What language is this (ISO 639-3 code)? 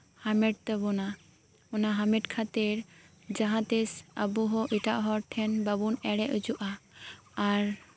sat